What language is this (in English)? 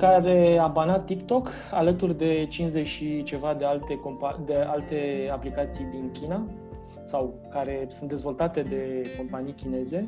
Romanian